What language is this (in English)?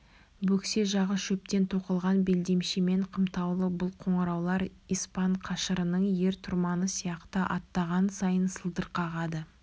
Kazakh